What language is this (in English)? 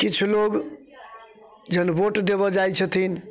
Maithili